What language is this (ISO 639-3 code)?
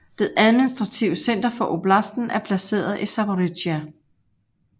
dan